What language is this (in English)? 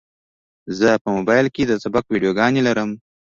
Pashto